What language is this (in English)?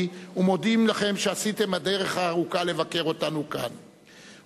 Hebrew